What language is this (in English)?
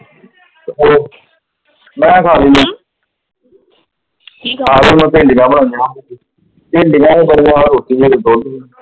Punjabi